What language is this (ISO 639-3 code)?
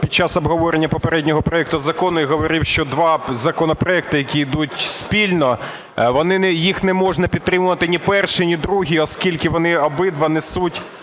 ukr